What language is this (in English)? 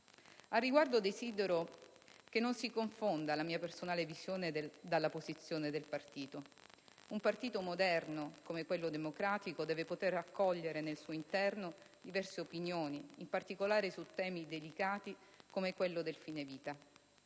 Italian